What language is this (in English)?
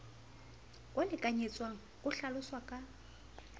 Southern Sotho